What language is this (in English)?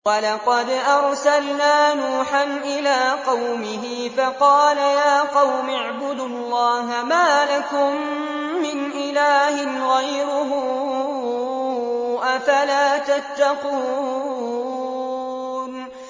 Arabic